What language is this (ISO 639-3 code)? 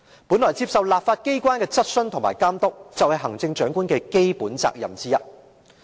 yue